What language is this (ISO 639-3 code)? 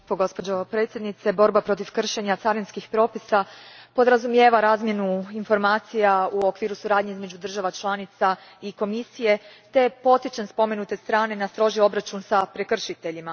hrv